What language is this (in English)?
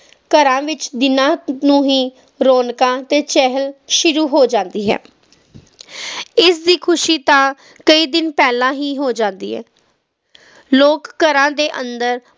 Punjabi